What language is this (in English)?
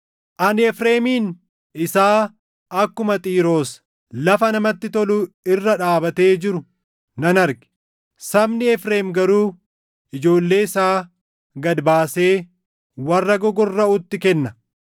Oromo